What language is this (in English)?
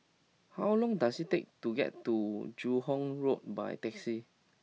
English